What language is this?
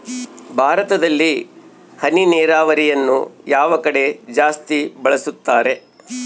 Kannada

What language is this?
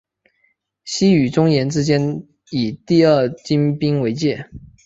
Chinese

